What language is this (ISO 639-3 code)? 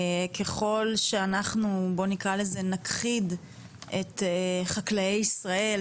heb